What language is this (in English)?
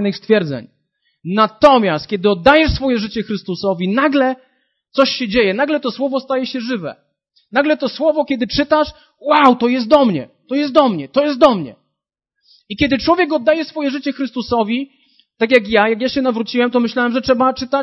Polish